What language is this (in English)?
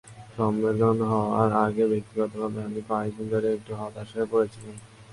Bangla